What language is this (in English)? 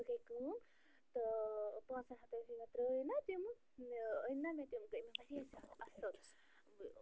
Kashmiri